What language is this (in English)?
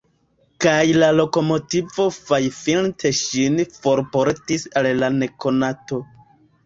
Esperanto